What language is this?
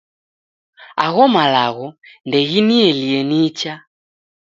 Taita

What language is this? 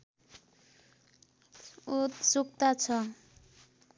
Nepali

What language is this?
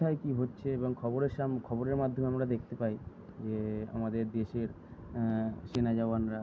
Bangla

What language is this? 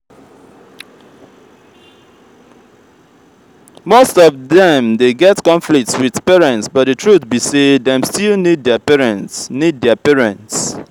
Nigerian Pidgin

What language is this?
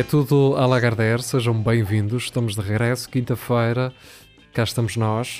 Portuguese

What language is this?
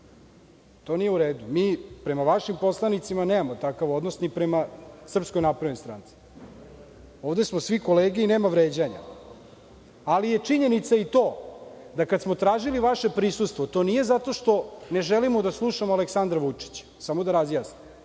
Serbian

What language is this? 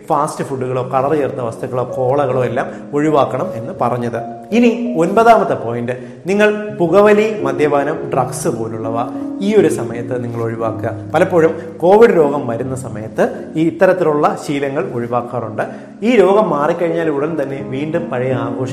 Malayalam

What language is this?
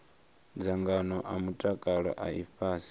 Venda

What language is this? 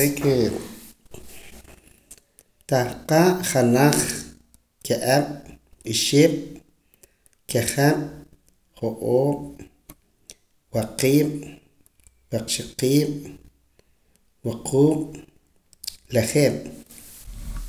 Poqomam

